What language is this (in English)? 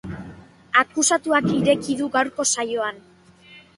Basque